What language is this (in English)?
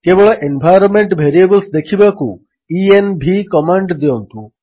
Odia